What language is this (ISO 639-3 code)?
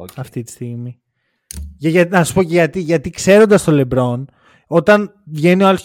ell